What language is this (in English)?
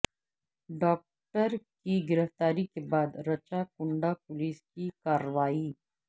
Urdu